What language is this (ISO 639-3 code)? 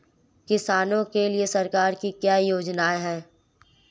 hin